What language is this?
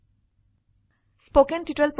Assamese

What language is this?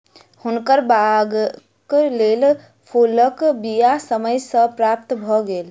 Maithili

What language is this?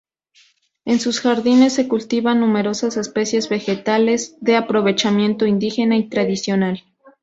Spanish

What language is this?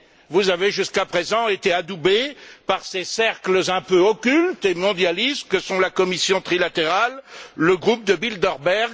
French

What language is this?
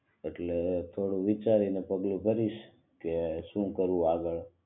Gujarati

